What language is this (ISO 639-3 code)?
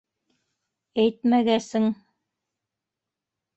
bak